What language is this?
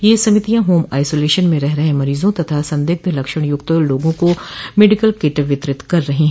Hindi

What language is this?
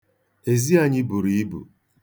Igbo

